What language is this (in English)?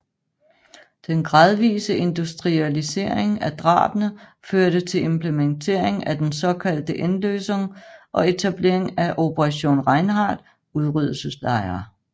Danish